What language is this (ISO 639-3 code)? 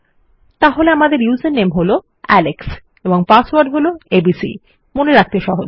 ben